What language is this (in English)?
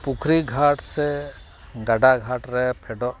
Santali